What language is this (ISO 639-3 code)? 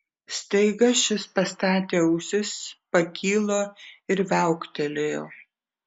lit